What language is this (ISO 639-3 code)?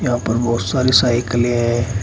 hin